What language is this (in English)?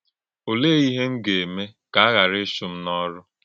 Igbo